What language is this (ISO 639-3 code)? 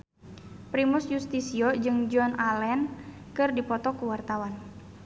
sun